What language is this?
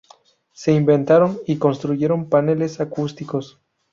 Spanish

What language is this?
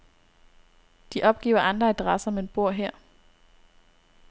Danish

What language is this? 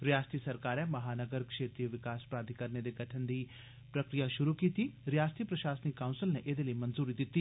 Dogri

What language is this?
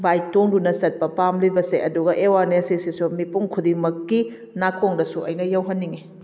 Manipuri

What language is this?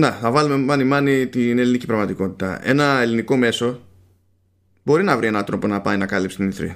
Greek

